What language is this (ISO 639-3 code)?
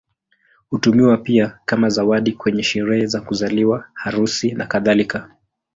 swa